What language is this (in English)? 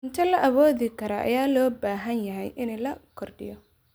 Somali